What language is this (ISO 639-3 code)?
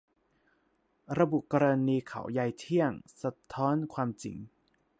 tha